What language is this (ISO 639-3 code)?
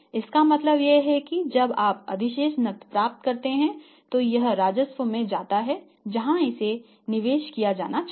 hin